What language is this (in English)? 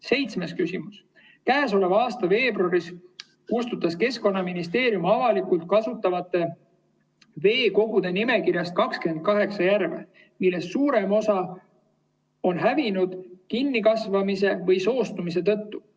Estonian